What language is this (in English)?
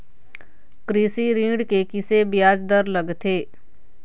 Chhattisgarhi